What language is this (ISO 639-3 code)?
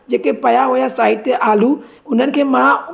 snd